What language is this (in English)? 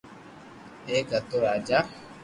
Loarki